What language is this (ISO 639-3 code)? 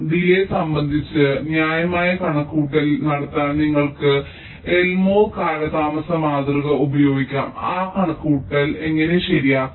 mal